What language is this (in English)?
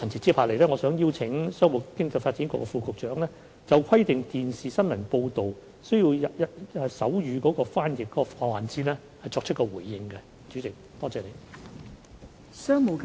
Cantonese